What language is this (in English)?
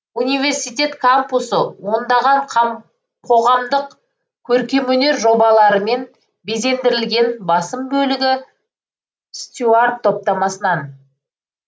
Kazakh